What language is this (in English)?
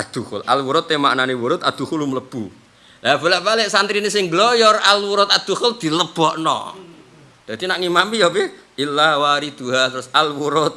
Indonesian